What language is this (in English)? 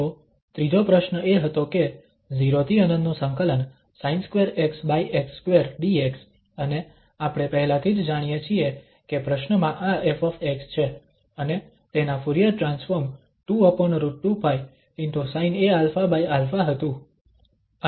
Gujarati